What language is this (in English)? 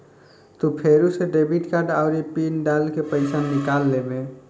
Bhojpuri